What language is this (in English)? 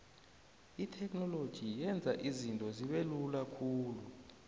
South Ndebele